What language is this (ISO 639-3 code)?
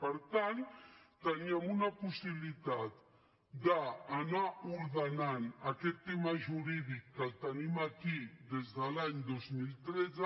cat